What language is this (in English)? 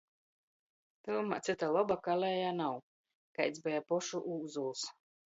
Latgalian